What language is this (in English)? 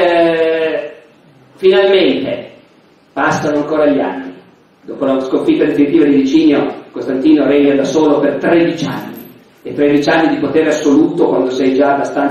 Italian